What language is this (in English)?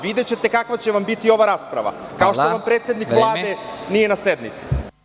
Serbian